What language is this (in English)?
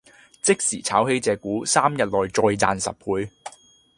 Cantonese